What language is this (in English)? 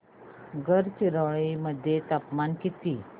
Marathi